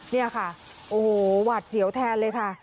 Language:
Thai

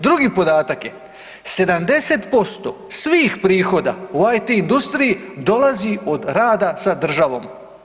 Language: Croatian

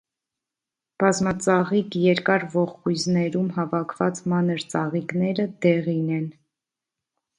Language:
Armenian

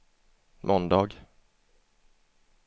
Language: Swedish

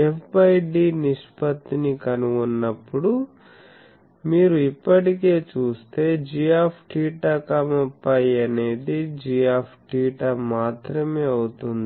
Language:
Telugu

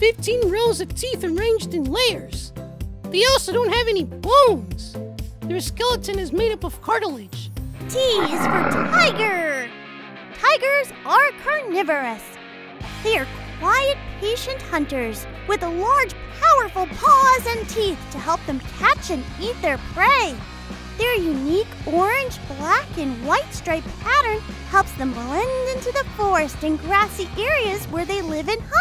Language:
English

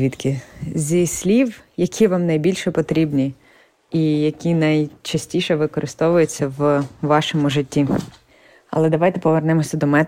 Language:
Ukrainian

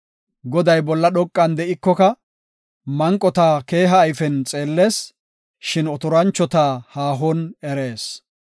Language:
Gofa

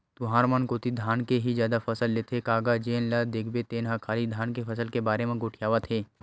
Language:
Chhattisgarhi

